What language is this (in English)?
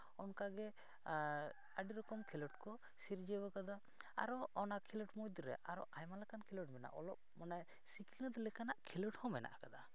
Santali